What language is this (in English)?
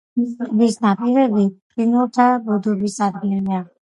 Georgian